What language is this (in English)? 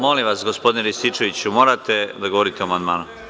Serbian